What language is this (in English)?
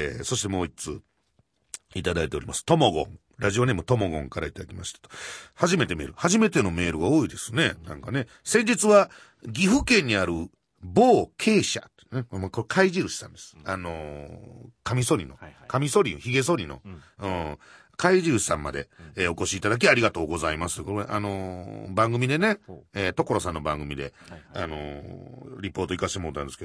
Japanese